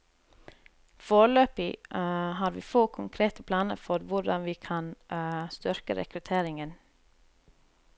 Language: Norwegian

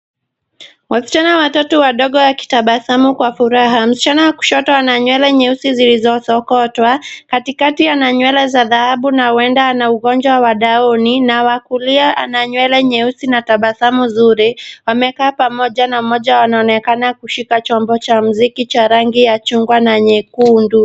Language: Swahili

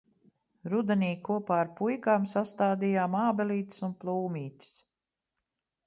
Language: Latvian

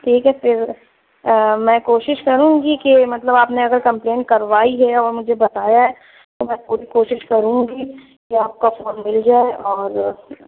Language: Urdu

